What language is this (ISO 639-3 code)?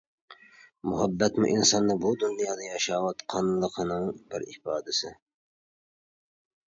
uig